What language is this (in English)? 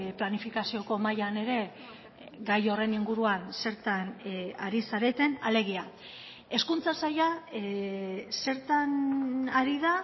Basque